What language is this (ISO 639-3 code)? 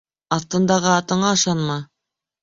bak